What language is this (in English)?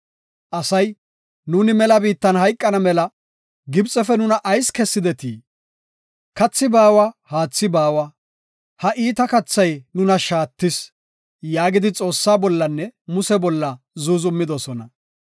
Gofa